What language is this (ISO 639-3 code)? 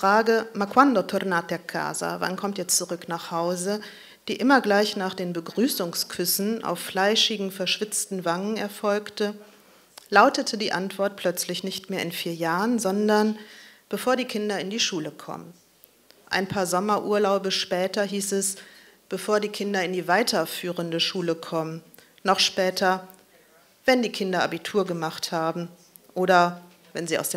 deu